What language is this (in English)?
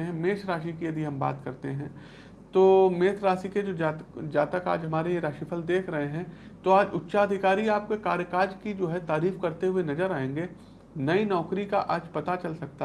Hindi